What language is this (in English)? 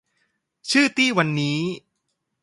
Thai